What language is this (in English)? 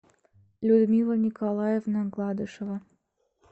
Russian